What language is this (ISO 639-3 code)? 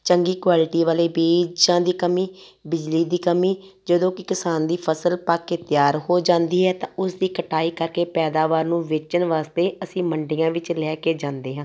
pan